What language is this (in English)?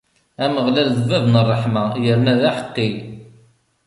Kabyle